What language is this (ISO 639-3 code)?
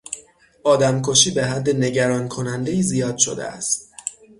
fas